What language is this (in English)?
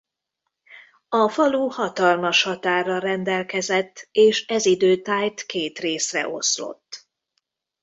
Hungarian